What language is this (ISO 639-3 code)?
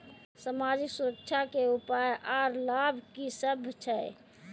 mai